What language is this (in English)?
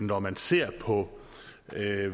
Danish